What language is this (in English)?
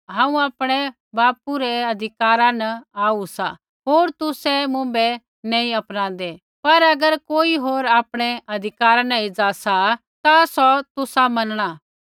Kullu Pahari